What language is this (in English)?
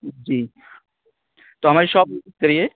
Urdu